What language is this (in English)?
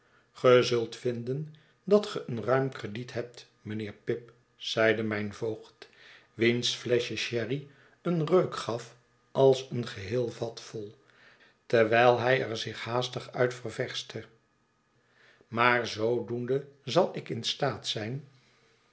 Dutch